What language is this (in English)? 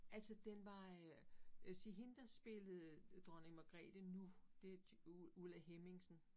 Danish